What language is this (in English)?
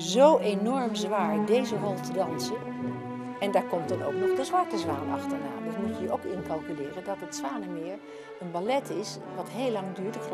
Dutch